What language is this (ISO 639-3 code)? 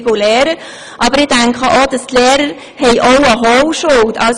gsw